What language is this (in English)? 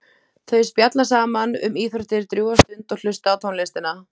Icelandic